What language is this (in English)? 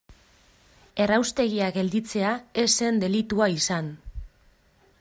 Basque